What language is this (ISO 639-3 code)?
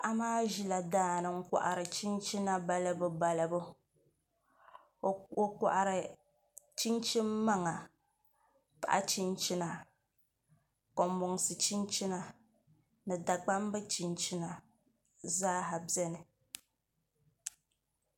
dag